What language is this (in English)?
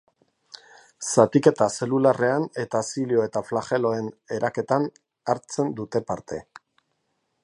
Basque